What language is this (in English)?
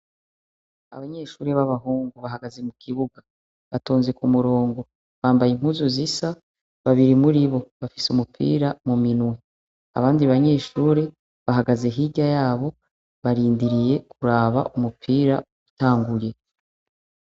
Rundi